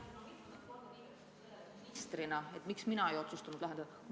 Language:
Estonian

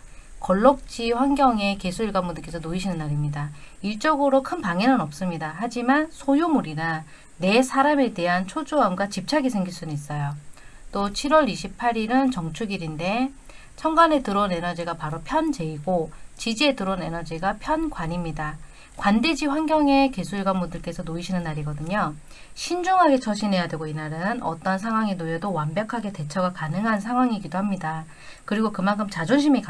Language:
Korean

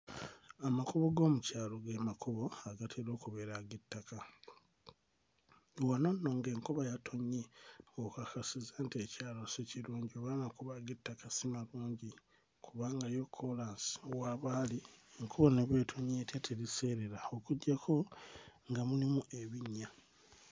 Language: Ganda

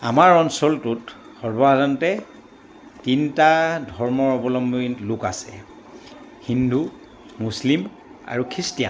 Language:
Assamese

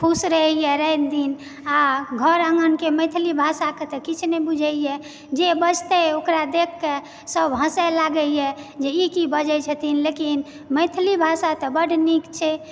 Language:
Maithili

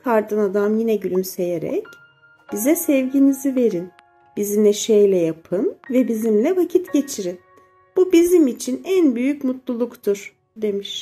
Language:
Turkish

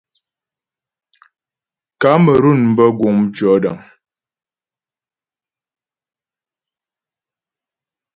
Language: Ghomala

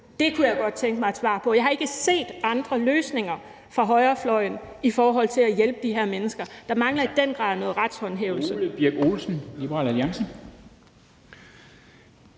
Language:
Danish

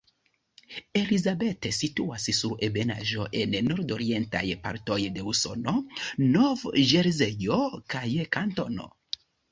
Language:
Esperanto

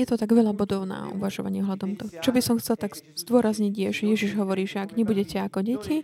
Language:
Slovak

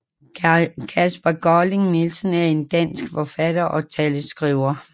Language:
Danish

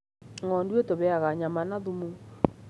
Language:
Kikuyu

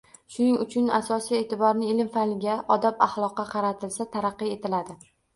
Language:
Uzbek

